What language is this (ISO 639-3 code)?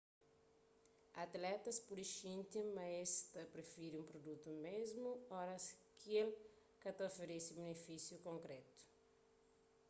kea